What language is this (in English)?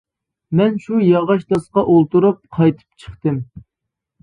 Uyghur